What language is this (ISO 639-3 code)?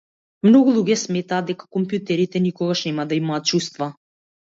mkd